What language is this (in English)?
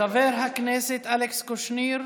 Hebrew